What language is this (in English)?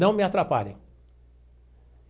Portuguese